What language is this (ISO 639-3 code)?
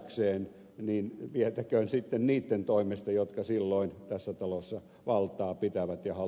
fin